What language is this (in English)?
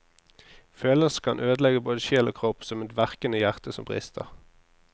Norwegian